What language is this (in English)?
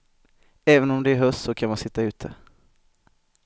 Swedish